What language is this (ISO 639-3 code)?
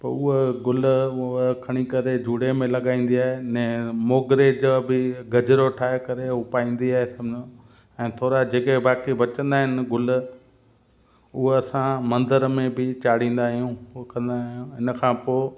snd